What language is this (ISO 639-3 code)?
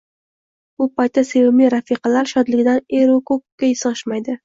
uzb